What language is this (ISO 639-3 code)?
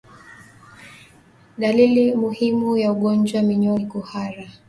swa